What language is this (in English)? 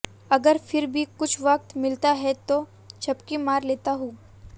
Hindi